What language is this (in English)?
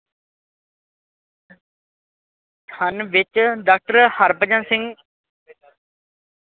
Punjabi